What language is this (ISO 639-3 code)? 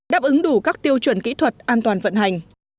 vie